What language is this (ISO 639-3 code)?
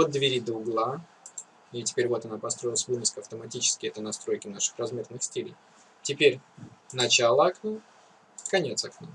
rus